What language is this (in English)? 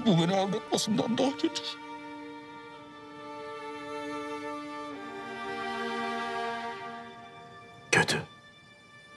Turkish